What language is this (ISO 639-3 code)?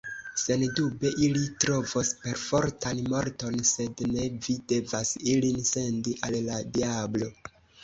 epo